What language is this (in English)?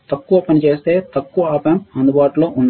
Telugu